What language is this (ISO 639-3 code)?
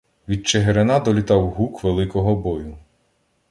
ukr